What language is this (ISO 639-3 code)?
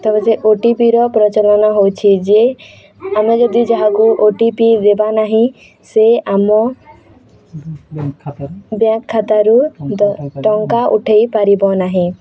ori